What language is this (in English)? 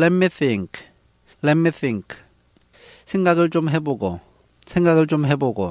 Korean